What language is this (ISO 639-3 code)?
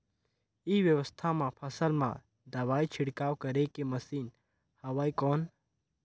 hne